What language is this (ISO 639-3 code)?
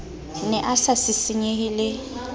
sot